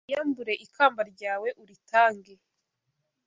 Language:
Kinyarwanda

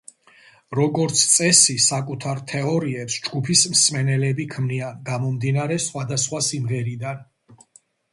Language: Georgian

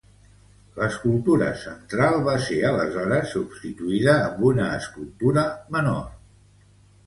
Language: Catalan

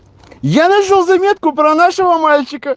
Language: Russian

